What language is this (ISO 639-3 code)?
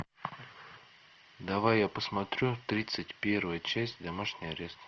rus